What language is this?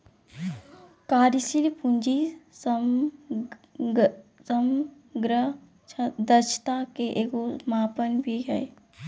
Magahi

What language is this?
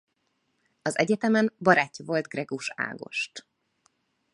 Hungarian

